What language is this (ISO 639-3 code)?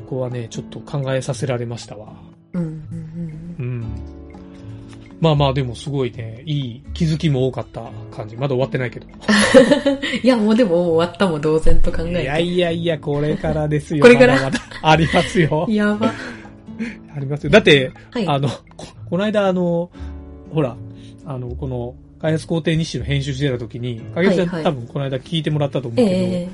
jpn